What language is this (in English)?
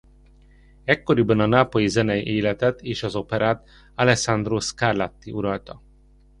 Hungarian